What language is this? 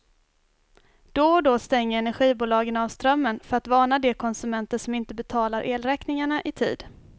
Swedish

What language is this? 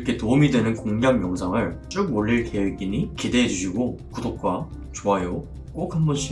Korean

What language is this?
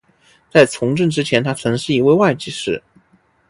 Chinese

